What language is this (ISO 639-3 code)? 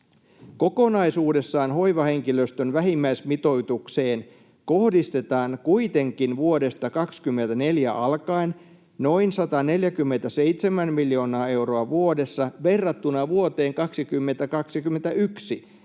fin